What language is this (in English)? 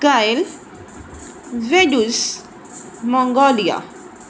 Punjabi